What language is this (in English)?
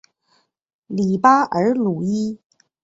Chinese